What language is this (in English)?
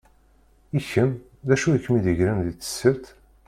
Kabyle